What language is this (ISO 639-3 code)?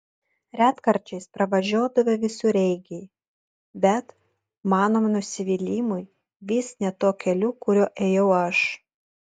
lit